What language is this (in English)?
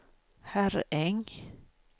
Swedish